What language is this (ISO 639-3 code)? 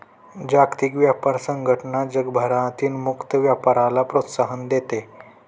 mar